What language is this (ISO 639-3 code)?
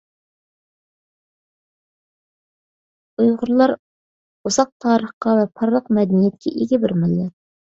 uig